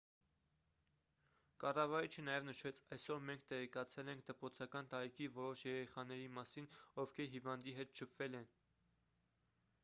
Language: Armenian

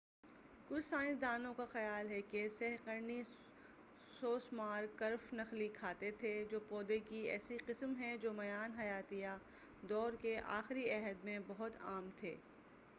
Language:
Urdu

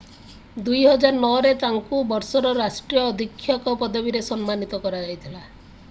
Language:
Odia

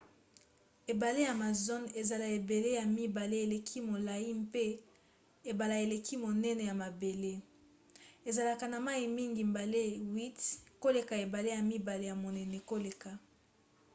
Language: Lingala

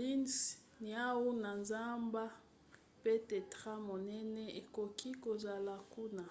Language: Lingala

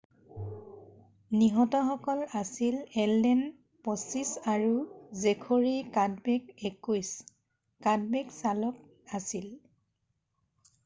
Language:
Assamese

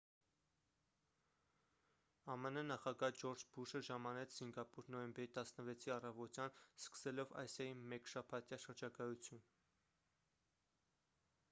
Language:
Armenian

